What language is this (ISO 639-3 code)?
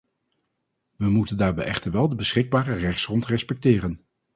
nld